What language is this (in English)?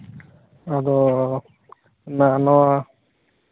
Santali